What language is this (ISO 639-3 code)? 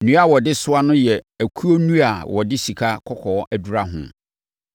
aka